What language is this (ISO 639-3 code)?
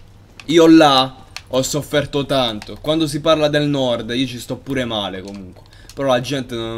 ita